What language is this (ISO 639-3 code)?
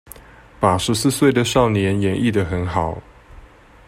zho